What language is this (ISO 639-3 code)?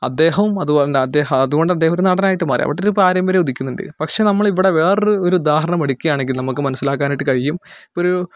mal